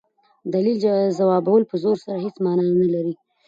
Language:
Pashto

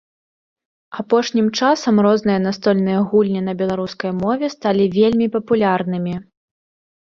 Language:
Belarusian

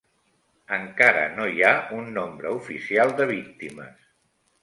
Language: Catalan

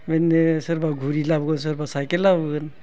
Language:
Bodo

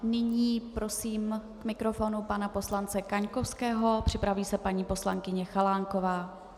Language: Czech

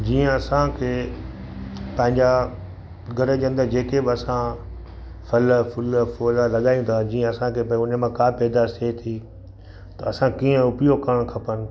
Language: Sindhi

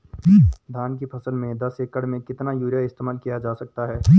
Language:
Hindi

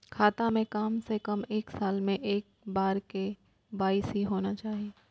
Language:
Maithili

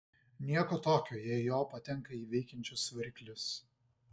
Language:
Lithuanian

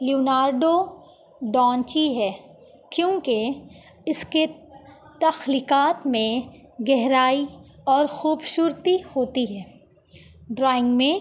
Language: Urdu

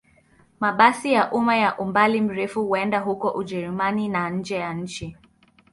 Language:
Swahili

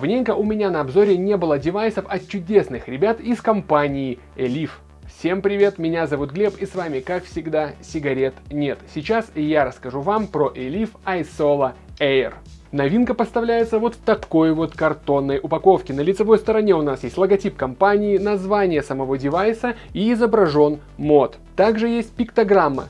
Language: Russian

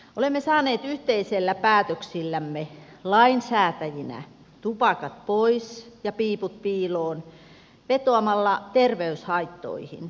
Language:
Finnish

